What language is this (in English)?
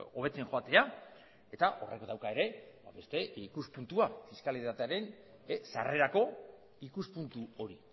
Basque